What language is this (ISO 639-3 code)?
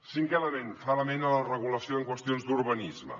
cat